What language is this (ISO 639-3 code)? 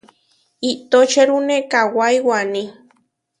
var